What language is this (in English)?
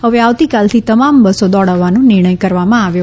Gujarati